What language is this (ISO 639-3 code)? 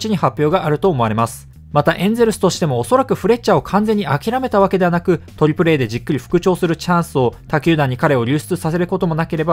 jpn